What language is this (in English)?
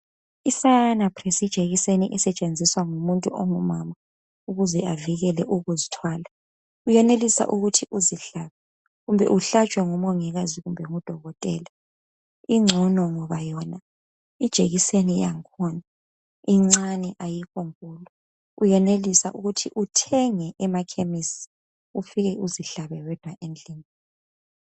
North Ndebele